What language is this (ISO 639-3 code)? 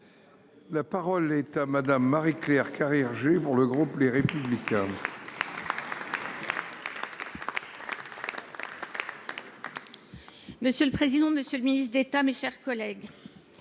fra